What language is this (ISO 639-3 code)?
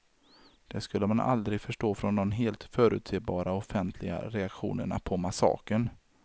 swe